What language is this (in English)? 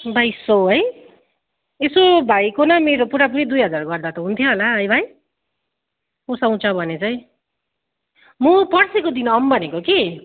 Nepali